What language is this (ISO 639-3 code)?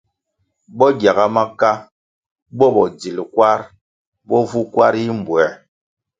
nmg